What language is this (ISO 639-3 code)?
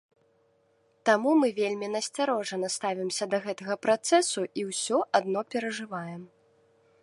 bel